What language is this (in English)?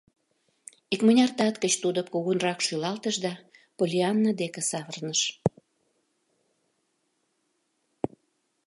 Mari